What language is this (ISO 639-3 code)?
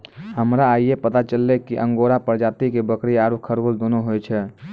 mai